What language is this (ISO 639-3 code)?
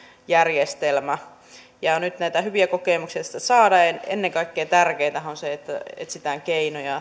fin